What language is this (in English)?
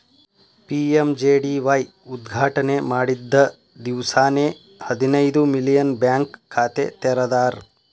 Kannada